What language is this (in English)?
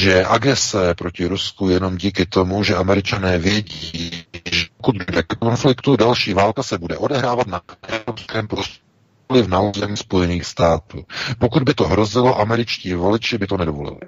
Czech